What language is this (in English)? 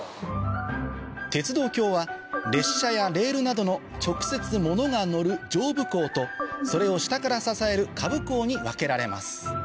Japanese